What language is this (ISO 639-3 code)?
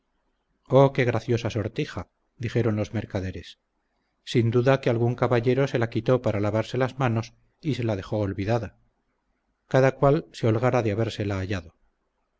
spa